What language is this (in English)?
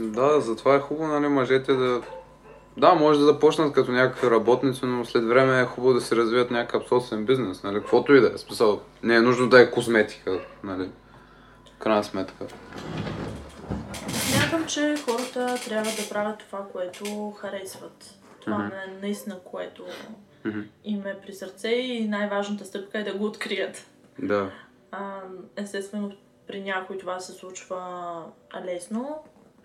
Bulgarian